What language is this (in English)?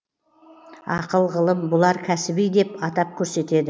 Kazakh